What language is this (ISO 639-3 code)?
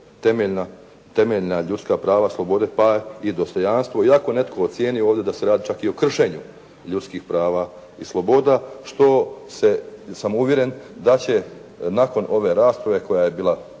hrv